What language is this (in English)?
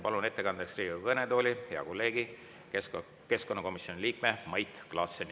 Estonian